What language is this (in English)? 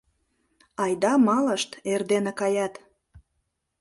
Mari